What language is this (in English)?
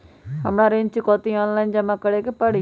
Magahi